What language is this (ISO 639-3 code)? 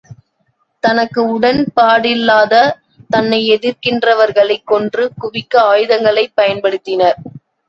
tam